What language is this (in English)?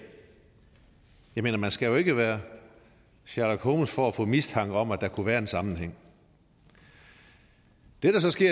Danish